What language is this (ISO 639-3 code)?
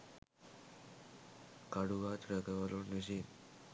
sin